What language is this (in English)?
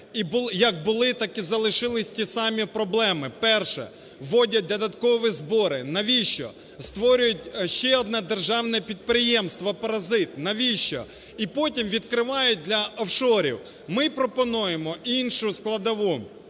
Ukrainian